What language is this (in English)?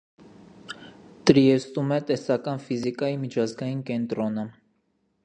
Armenian